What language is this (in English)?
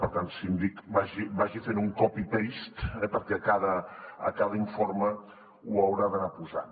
Catalan